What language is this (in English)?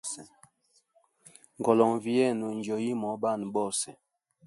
Hemba